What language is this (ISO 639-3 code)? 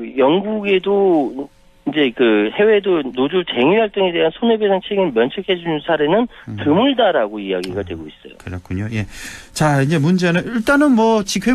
kor